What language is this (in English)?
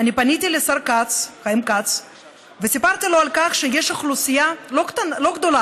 Hebrew